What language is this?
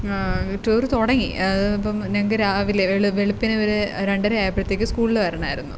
Malayalam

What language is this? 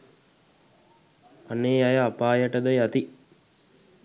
Sinhala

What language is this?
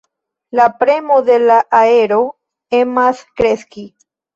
Esperanto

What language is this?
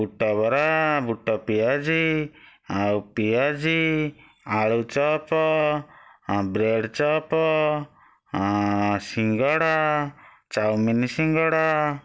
Odia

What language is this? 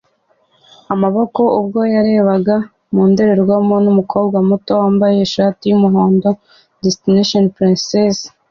Kinyarwanda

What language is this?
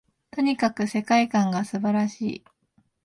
Japanese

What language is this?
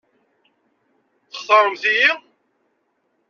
Kabyle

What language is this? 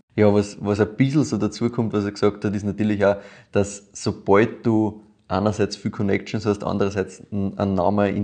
German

